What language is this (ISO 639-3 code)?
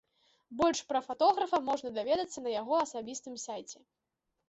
bel